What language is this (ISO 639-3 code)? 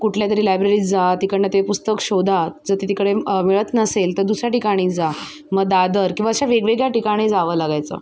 mar